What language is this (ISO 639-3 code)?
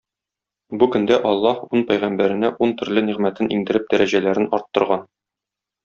tat